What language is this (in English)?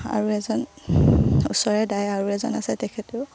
Assamese